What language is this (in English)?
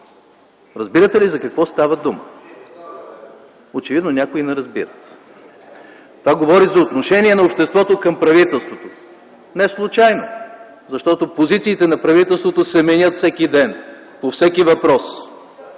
Bulgarian